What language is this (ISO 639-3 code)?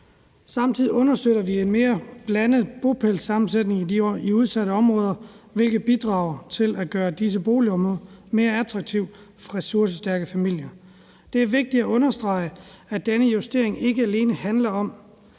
dan